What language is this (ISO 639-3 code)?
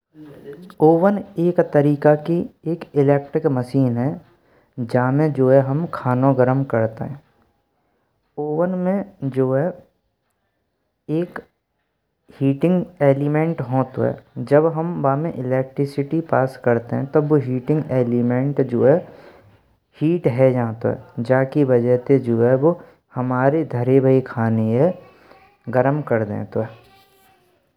bra